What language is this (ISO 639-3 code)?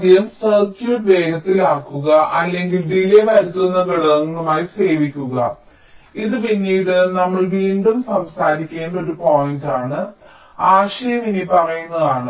mal